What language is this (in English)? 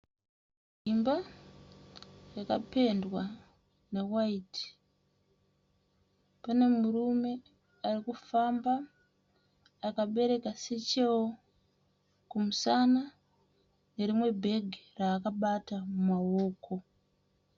Shona